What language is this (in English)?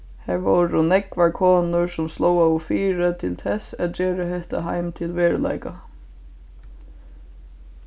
Faroese